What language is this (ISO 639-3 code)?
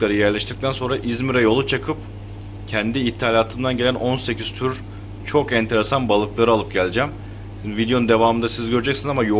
tur